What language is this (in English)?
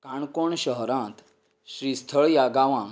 Konkani